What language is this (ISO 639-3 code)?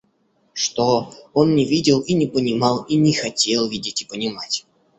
rus